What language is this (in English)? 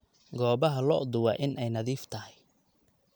Somali